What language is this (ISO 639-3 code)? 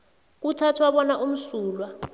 nbl